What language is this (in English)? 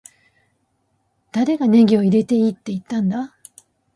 Japanese